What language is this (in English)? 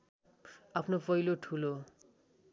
Nepali